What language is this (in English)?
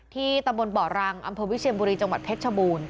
Thai